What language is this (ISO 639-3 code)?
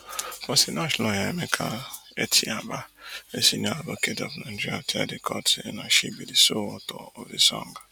pcm